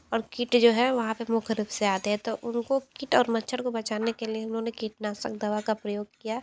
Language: Hindi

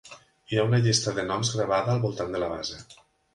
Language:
Catalan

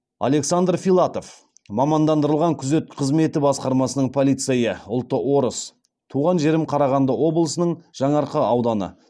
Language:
Kazakh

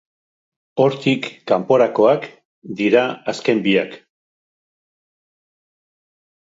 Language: Basque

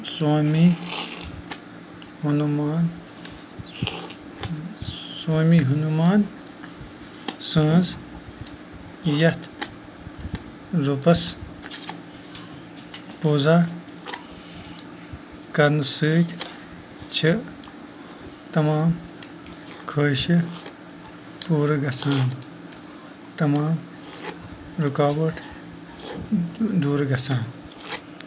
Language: Kashmiri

